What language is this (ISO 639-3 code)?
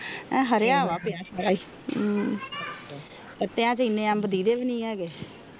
pan